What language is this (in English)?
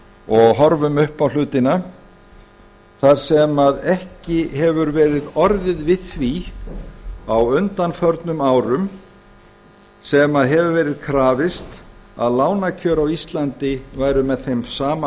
Icelandic